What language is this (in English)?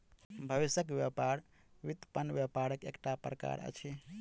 Maithili